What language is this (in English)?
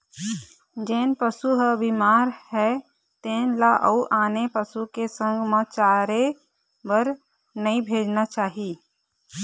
Chhattisgarhi